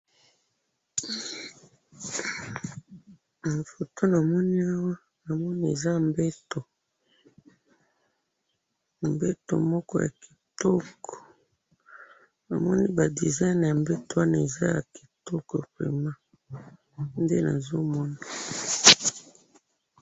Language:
Lingala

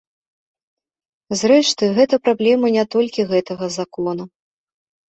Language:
Belarusian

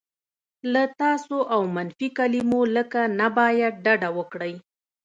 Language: Pashto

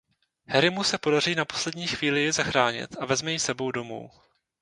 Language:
Czech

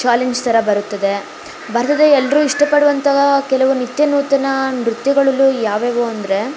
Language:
Kannada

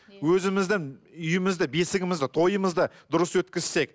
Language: Kazakh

